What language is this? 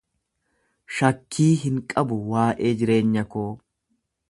Oromo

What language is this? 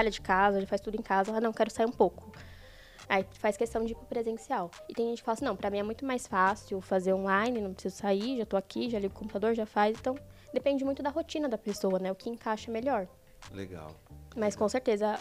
Portuguese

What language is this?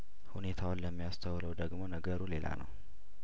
Amharic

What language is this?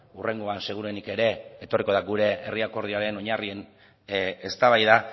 Basque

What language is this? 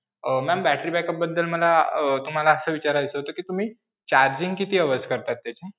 Marathi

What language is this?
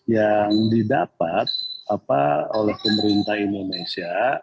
Indonesian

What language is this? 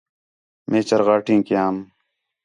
Khetrani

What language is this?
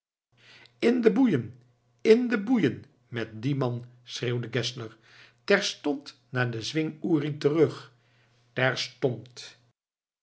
Dutch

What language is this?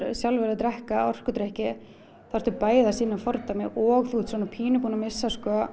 Icelandic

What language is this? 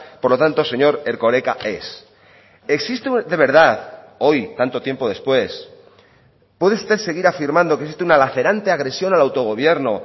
Spanish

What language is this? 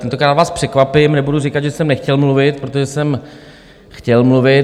Czech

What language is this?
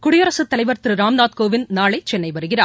Tamil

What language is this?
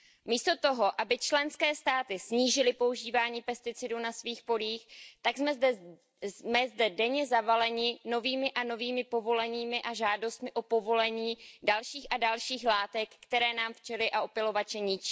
Czech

